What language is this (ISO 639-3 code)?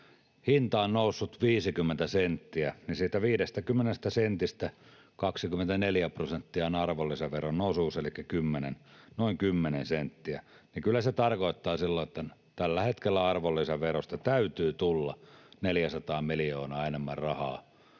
fin